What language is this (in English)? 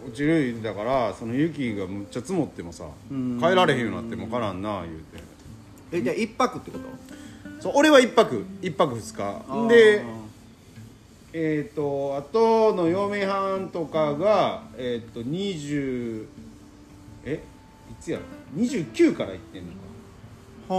Japanese